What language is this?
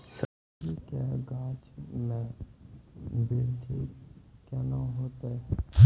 Maithili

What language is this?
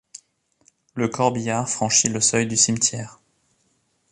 French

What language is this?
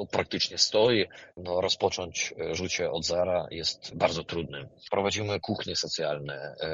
Polish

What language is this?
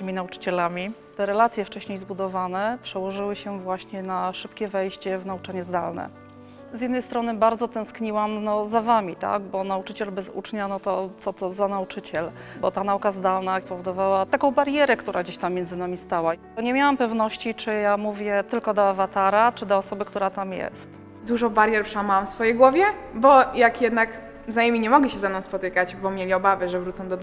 Polish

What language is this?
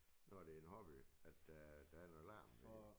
Danish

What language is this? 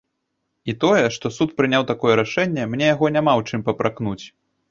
Belarusian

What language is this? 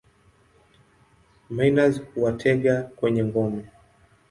Swahili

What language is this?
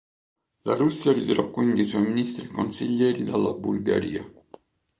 Italian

